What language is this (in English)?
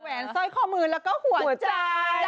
Thai